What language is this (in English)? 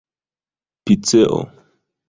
Esperanto